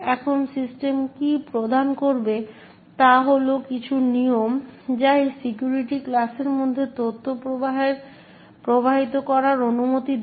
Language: Bangla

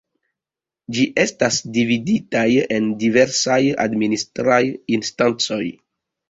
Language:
Esperanto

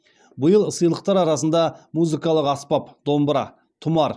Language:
Kazakh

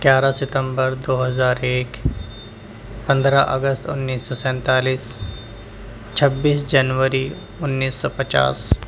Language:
Urdu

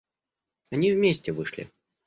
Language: Russian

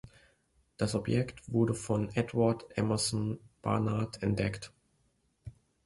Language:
German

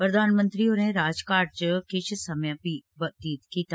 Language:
Dogri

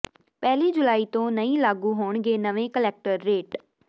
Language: Punjabi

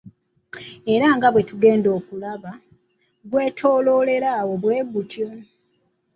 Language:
Ganda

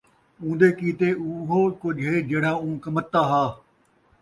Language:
Saraiki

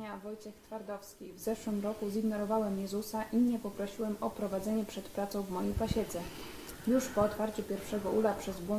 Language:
Polish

